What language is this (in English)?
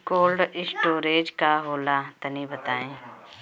Bhojpuri